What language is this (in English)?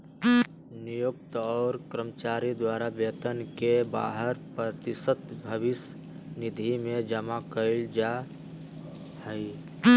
Magahi